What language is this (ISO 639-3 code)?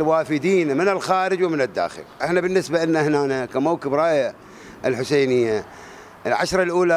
ara